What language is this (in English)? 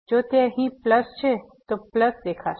Gujarati